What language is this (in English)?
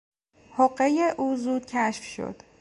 Persian